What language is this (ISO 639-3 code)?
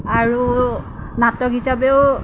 asm